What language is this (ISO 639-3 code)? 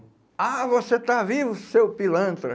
por